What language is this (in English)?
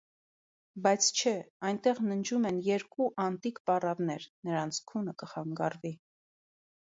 Armenian